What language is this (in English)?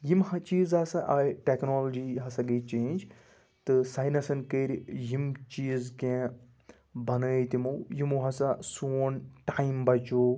Kashmiri